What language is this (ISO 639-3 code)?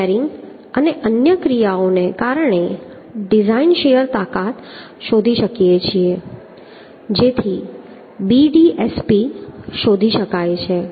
guj